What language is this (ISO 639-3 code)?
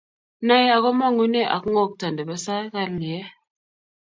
kln